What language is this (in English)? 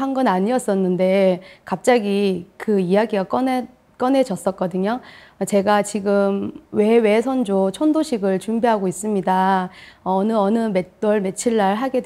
Korean